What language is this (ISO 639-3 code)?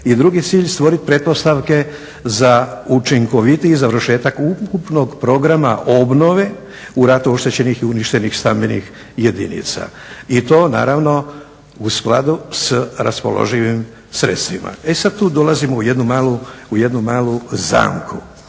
hrv